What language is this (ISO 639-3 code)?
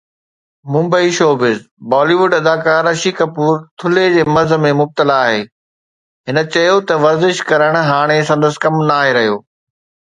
snd